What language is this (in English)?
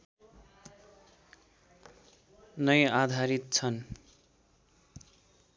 Nepali